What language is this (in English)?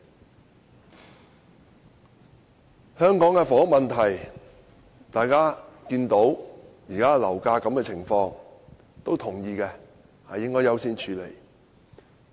Cantonese